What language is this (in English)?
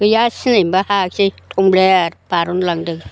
Bodo